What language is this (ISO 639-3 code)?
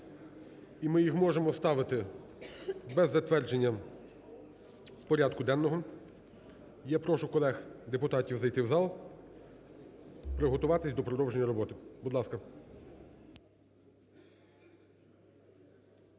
ukr